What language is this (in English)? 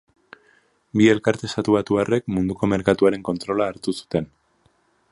Basque